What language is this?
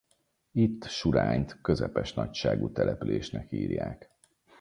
Hungarian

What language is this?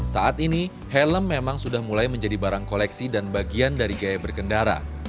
Indonesian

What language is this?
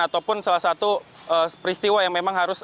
Indonesian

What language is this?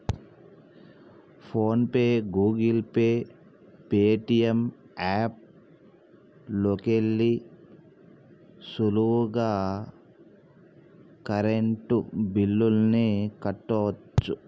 Telugu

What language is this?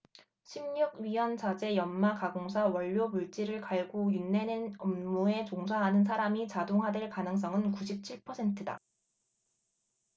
Korean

